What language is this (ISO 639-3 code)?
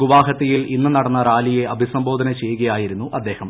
mal